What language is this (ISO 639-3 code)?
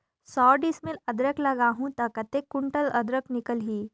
hne